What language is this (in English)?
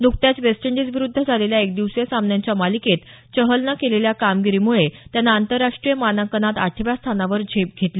Marathi